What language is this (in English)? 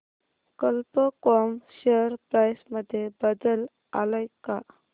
Marathi